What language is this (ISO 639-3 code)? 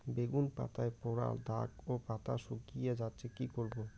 ben